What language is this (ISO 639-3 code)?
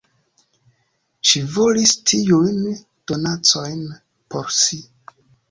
epo